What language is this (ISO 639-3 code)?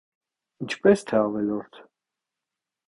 hye